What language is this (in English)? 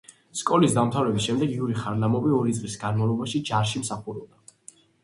Georgian